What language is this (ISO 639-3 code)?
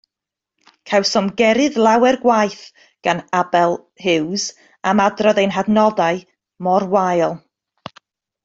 cym